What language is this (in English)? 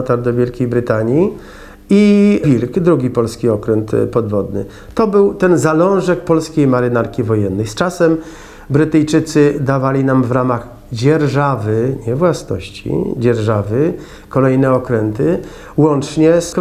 Polish